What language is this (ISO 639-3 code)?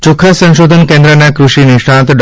guj